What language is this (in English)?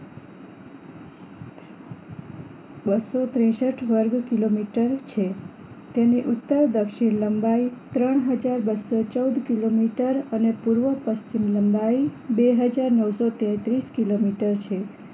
Gujarati